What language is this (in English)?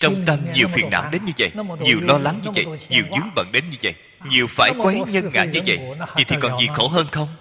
Vietnamese